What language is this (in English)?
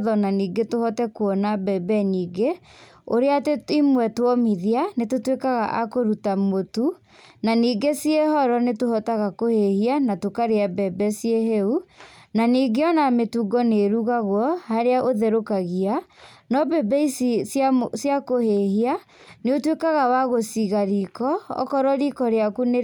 Kikuyu